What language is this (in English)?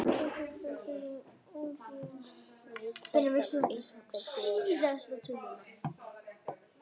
Icelandic